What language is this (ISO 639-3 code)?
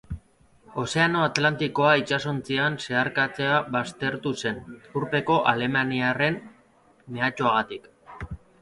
eus